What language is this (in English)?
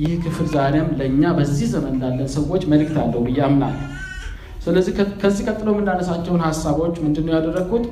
Amharic